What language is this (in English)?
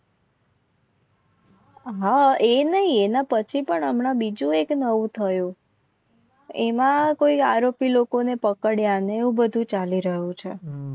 Gujarati